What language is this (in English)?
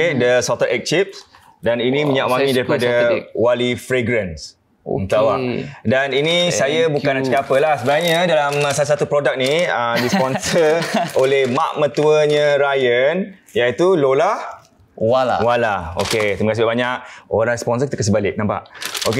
Malay